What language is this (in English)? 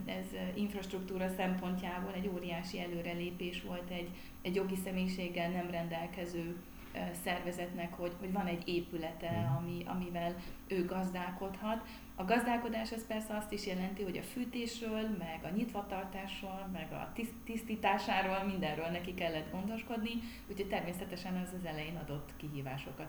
Hungarian